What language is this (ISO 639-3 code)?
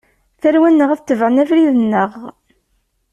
kab